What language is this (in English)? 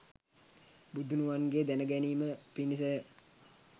Sinhala